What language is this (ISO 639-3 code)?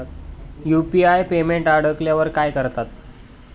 mar